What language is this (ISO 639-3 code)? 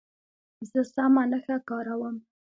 pus